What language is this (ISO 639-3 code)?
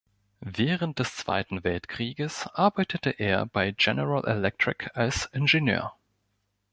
deu